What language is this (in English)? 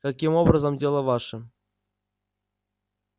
Russian